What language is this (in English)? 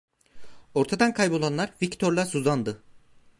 Turkish